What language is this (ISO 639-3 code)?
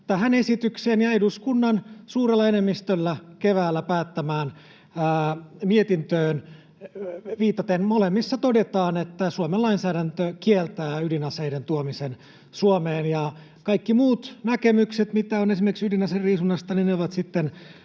fin